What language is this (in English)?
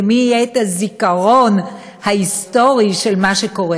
Hebrew